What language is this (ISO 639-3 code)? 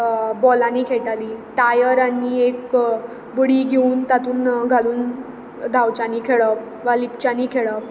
kok